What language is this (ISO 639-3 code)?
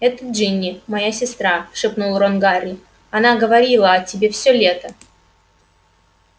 rus